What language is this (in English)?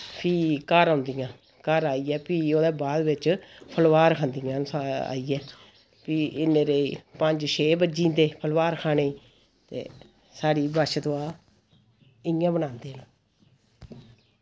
Dogri